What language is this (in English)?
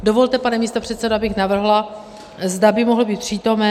Czech